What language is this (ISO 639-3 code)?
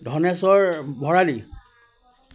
asm